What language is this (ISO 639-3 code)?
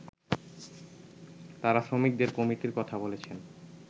ben